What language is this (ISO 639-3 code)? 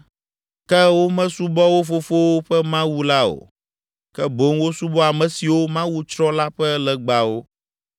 ewe